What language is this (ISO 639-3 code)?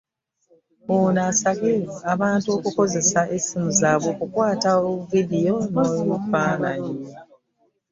lug